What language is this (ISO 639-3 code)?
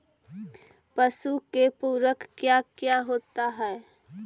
mag